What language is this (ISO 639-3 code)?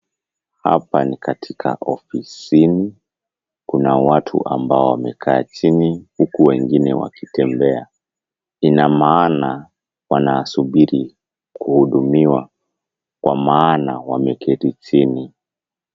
swa